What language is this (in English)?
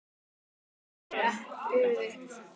Icelandic